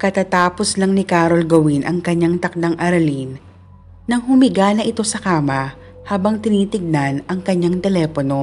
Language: Filipino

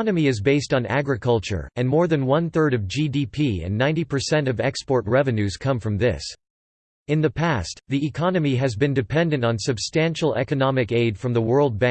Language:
English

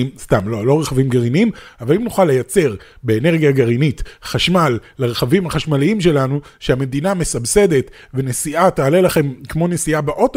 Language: Hebrew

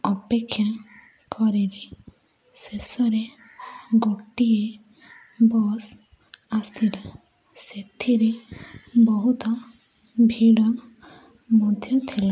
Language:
Odia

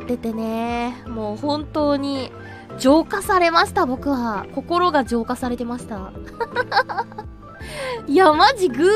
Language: Japanese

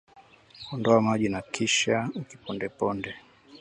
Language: Swahili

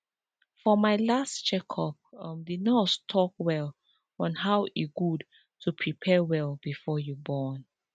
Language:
Nigerian Pidgin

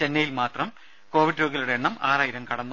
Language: Malayalam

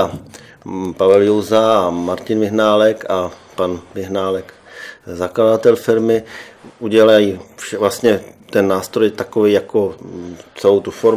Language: Czech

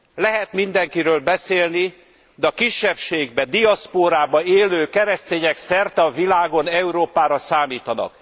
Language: Hungarian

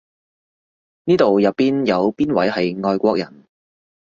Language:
Cantonese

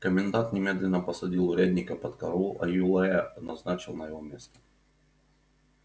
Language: Russian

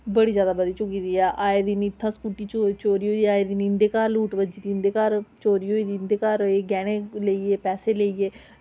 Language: Dogri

